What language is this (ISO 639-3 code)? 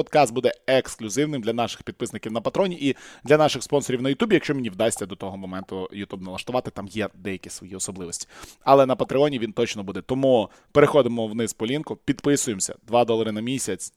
ukr